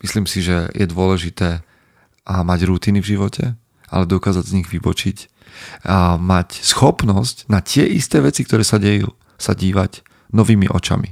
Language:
Slovak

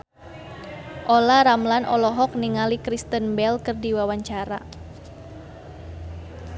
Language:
Sundanese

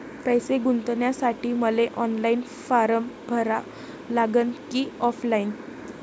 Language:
Marathi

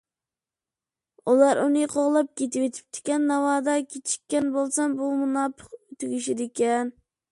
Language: Uyghur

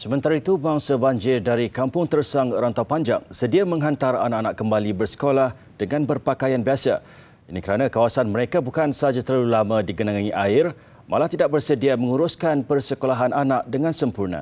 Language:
Malay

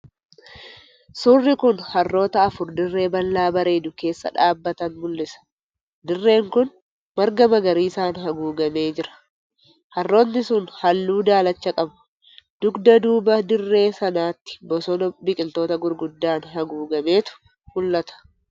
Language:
Oromo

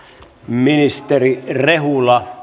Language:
Finnish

